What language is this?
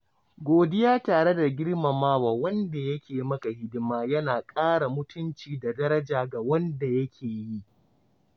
Hausa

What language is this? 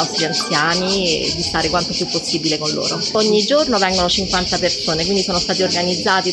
Italian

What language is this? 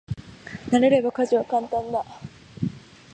Japanese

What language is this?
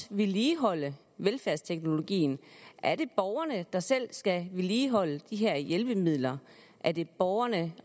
Danish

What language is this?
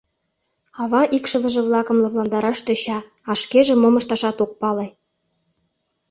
Mari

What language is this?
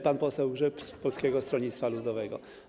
Polish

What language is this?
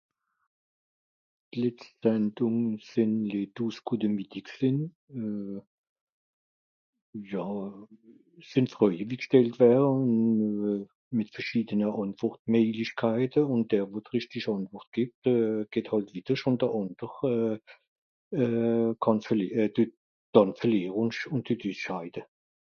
Swiss German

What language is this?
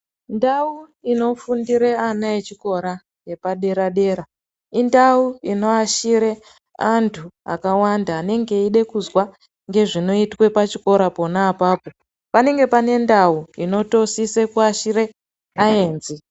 Ndau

